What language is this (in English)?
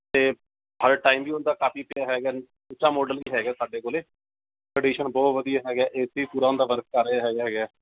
Punjabi